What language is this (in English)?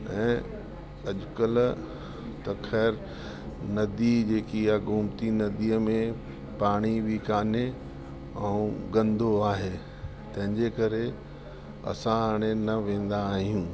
Sindhi